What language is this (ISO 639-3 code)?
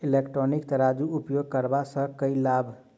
mai